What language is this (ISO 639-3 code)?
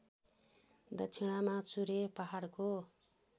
nep